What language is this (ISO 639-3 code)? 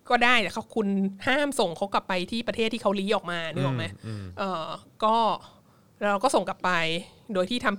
tha